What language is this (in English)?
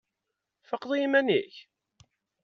Kabyle